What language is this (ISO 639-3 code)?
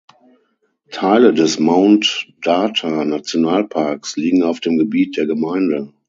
deu